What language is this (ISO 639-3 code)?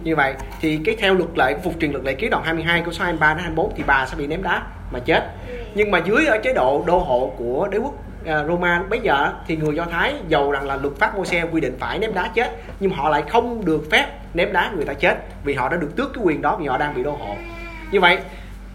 vie